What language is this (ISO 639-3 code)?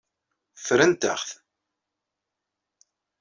kab